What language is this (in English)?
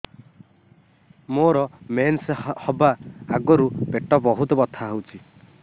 Odia